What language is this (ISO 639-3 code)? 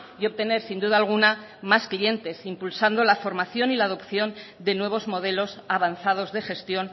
spa